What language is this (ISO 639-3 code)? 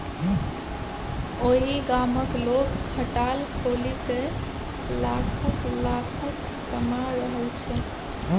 mai